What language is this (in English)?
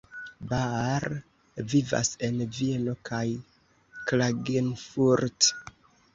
Esperanto